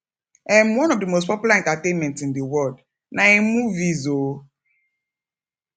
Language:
Nigerian Pidgin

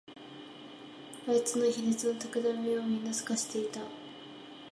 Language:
Japanese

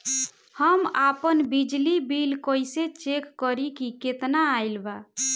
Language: Bhojpuri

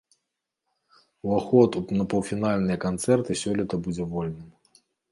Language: Belarusian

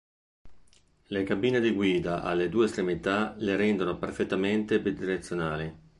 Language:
Italian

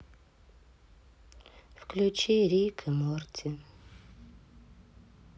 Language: Russian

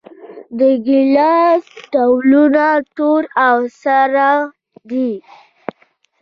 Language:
Pashto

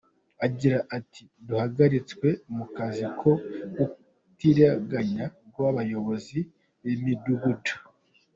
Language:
Kinyarwanda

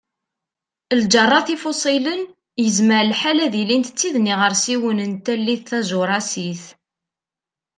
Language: Kabyle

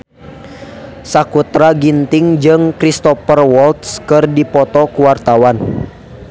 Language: Sundanese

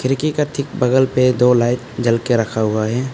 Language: Hindi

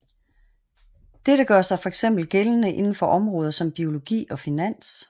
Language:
Danish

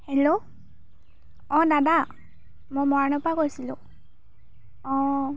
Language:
Assamese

